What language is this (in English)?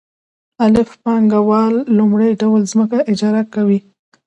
Pashto